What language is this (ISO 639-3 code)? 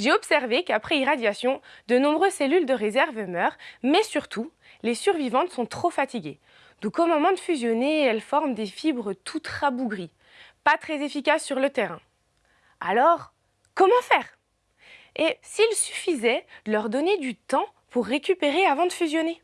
fra